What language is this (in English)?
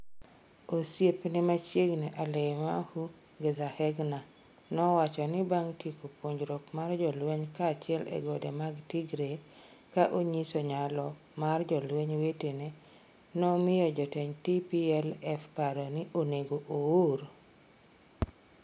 Luo (Kenya and Tanzania)